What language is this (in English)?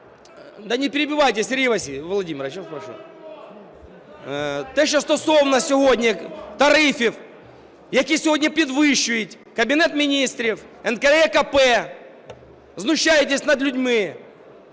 Ukrainian